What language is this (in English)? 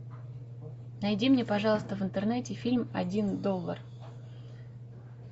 Russian